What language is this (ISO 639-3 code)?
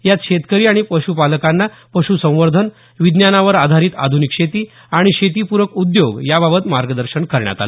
mar